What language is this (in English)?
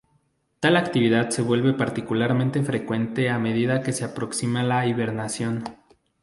Spanish